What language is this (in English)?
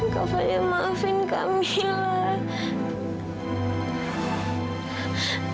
Indonesian